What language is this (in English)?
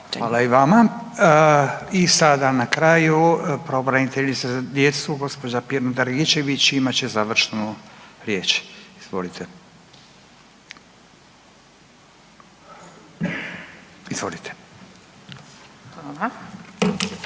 Croatian